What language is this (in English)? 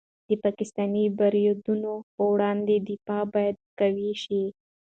Pashto